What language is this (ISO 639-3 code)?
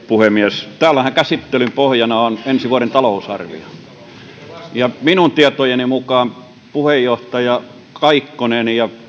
fin